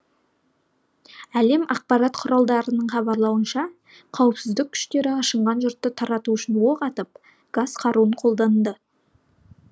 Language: Kazakh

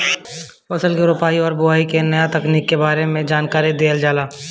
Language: Bhojpuri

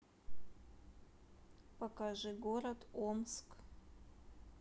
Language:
Russian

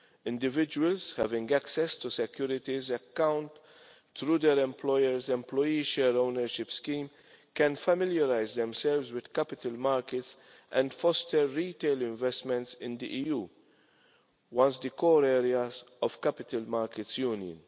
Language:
English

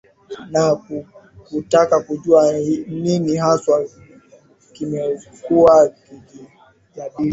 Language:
Swahili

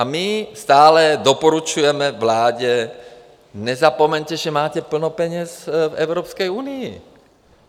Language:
Czech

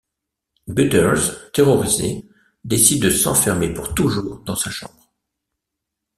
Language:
French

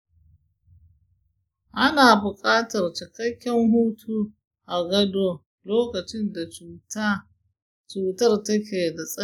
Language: Hausa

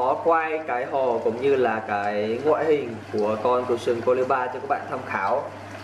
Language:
Vietnamese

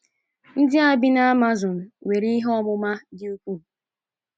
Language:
Igbo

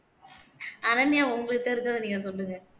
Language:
Tamil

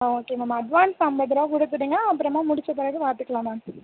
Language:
Tamil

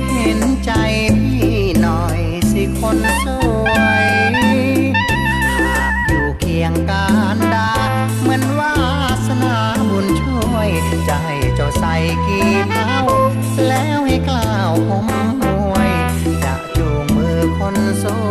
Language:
Thai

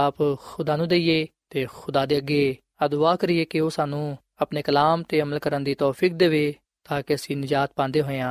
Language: Punjabi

